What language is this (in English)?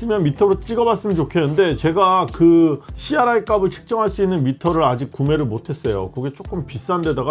Korean